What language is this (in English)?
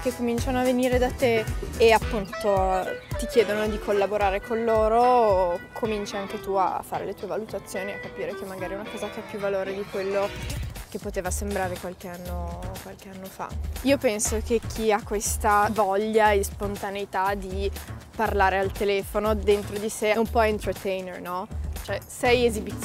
Italian